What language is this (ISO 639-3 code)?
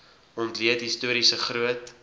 afr